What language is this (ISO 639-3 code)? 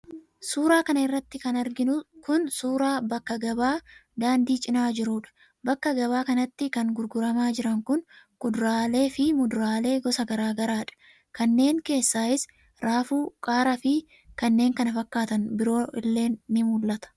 orm